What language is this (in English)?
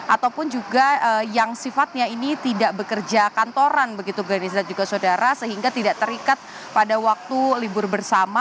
Indonesian